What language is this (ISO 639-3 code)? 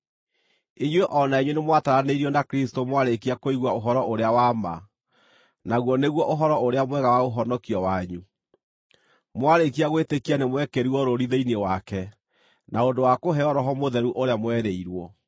kik